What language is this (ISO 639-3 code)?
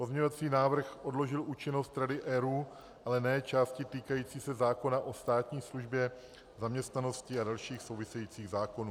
ces